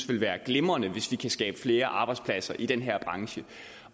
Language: Danish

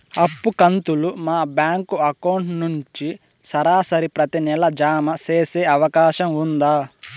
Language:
Telugu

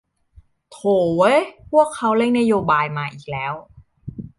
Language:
Thai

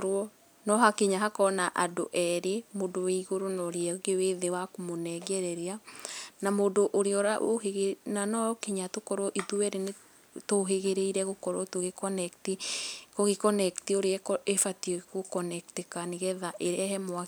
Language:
Kikuyu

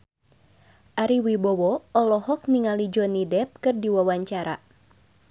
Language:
Sundanese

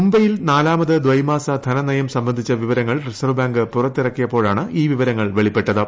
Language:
Malayalam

